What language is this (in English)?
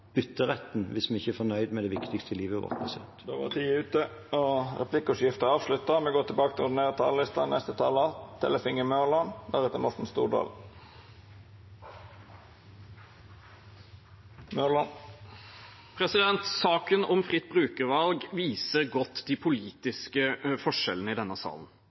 Norwegian